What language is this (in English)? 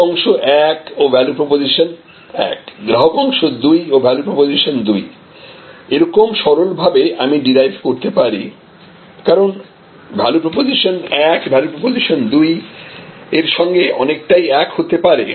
Bangla